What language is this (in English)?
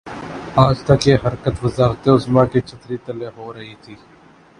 Urdu